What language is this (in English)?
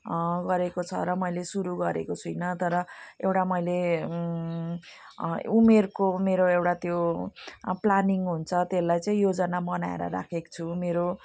Nepali